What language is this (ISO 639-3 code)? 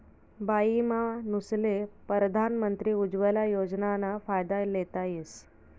mar